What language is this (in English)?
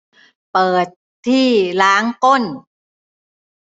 Thai